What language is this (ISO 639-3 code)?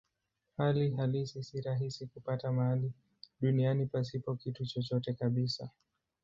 swa